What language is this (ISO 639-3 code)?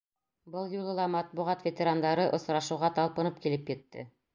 bak